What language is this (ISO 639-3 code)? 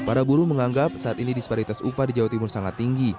ind